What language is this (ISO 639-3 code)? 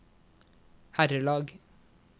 nor